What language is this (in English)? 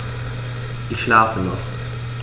German